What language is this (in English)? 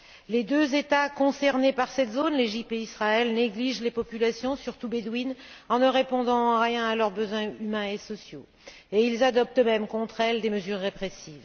French